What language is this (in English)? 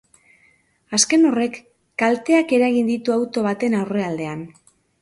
Basque